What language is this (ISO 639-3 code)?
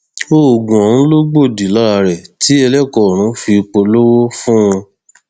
yor